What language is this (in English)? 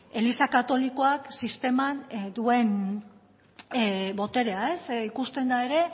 Basque